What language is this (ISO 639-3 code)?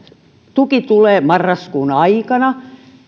fin